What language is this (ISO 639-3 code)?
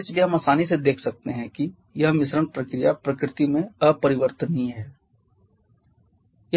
hin